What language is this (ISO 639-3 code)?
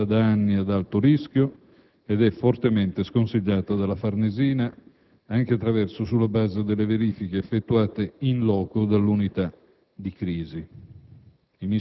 ita